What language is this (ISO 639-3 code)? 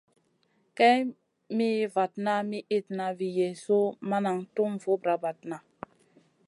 mcn